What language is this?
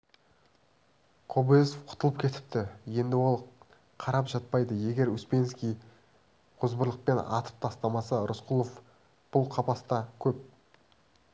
Kazakh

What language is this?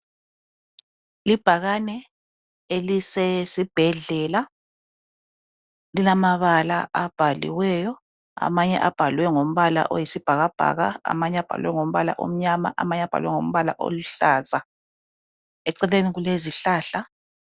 North Ndebele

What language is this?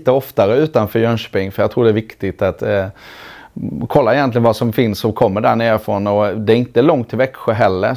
Swedish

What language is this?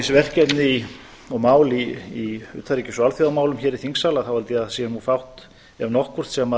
Icelandic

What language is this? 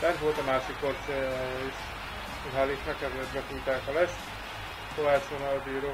Hungarian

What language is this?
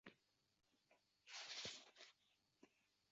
Uzbek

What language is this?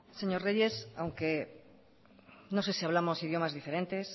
Spanish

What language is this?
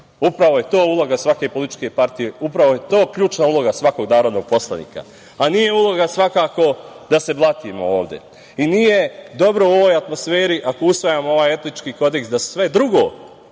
Serbian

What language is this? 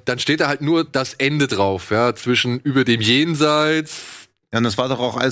German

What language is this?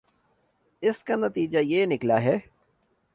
Urdu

